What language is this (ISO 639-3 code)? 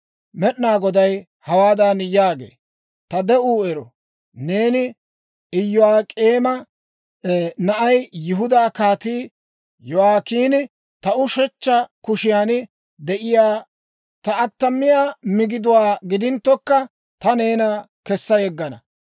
dwr